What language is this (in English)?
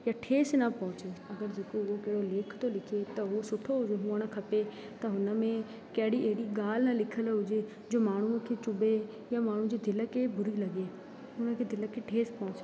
Sindhi